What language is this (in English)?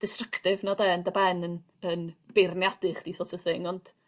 Welsh